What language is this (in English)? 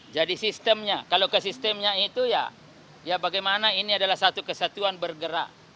Indonesian